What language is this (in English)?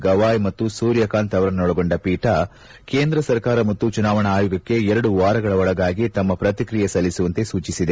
Kannada